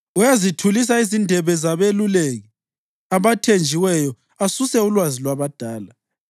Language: North Ndebele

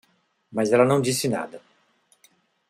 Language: Portuguese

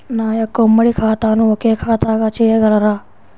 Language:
Telugu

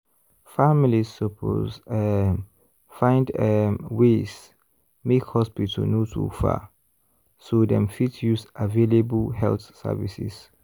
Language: Nigerian Pidgin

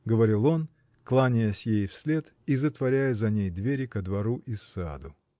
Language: Russian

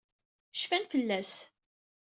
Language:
Kabyle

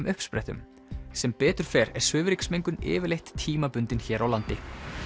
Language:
Icelandic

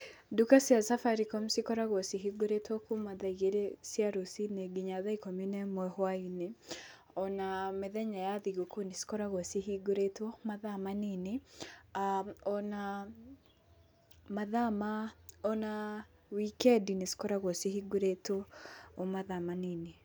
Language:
Kikuyu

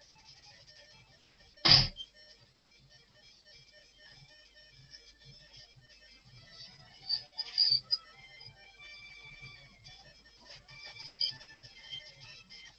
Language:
Polish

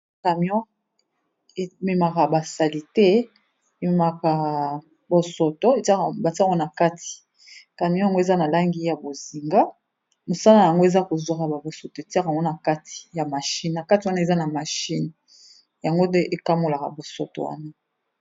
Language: Lingala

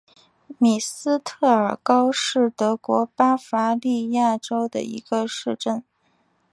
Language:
Chinese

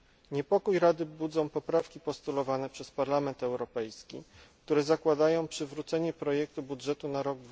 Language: Polish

